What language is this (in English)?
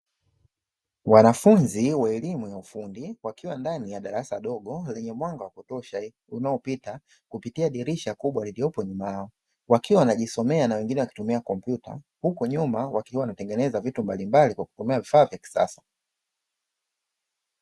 Swahili